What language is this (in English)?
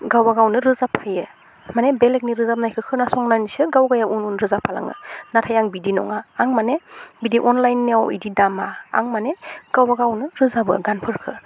Bodo